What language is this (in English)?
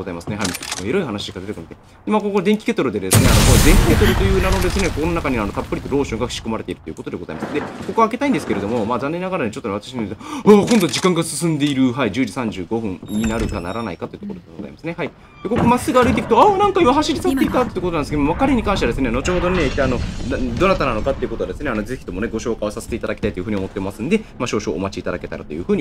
Japanese